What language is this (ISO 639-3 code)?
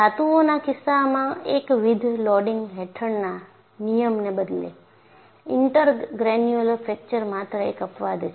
guj